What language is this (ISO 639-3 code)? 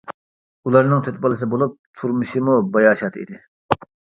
uig